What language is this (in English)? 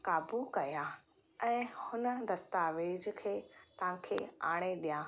Sindhi